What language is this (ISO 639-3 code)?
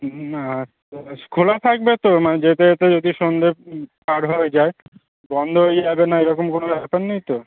ben